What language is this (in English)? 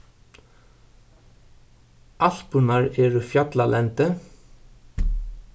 Faroese